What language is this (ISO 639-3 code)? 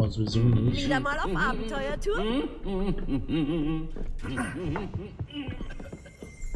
deu